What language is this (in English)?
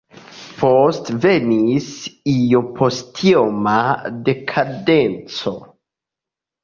Esperanto